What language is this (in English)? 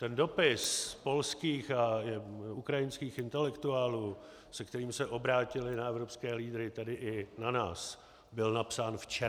Czech